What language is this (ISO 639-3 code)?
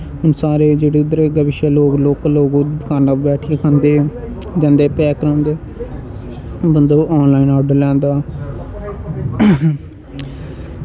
doi